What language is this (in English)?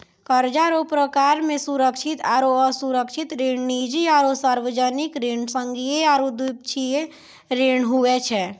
Maithili